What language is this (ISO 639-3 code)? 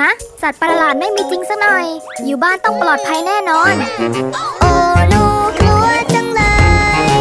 tha